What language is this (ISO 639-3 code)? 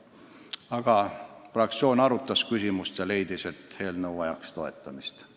est